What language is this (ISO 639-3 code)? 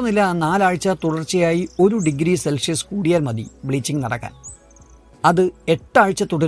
mal